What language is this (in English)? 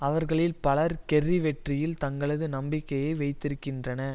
Tamil